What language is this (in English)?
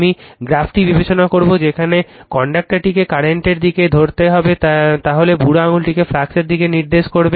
Bangla